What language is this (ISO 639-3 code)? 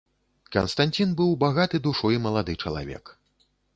bel